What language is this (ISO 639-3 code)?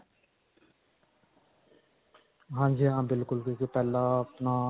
pan